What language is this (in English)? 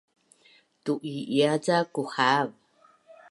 Bunun